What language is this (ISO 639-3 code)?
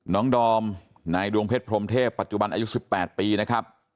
tha